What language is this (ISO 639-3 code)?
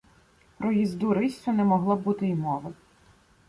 ukr